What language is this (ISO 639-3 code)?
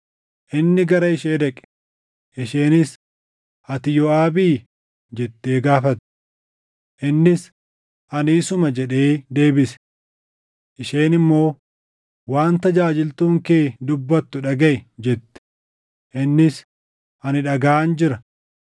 orm